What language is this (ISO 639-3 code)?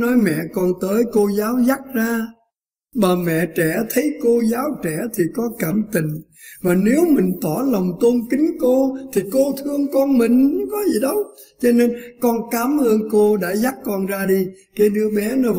vie